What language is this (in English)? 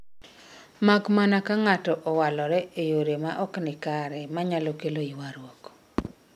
Luo (Kenya and Tanzania)